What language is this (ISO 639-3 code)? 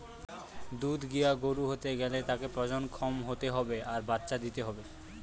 ben